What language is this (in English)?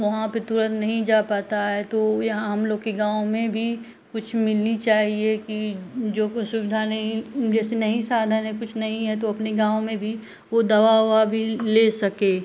Hindi